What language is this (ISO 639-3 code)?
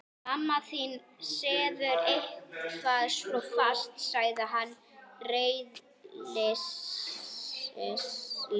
isl